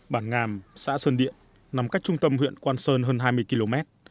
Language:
Vietnamese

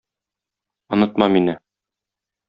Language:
Tatar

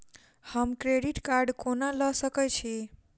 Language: Maithili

